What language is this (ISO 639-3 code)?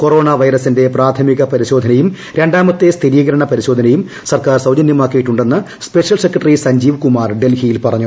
mal